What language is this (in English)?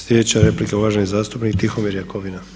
Croatian